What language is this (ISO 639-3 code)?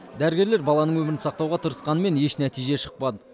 kaz